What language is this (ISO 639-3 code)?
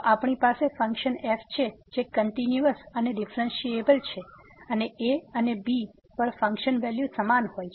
guj